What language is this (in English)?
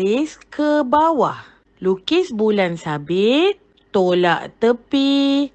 Malay